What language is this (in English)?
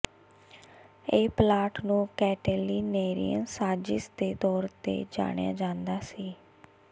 Punjabi